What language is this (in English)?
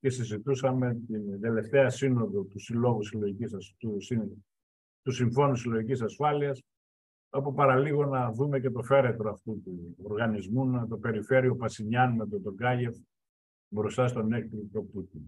Greek